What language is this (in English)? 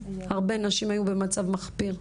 Hebrew